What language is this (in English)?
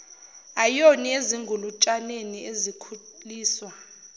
Zulu